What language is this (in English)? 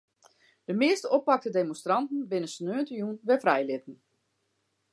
Western Frisian